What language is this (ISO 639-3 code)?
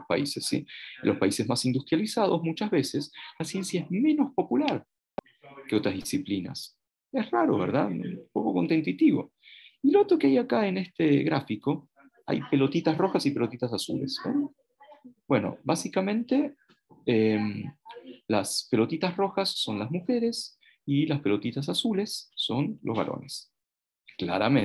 spa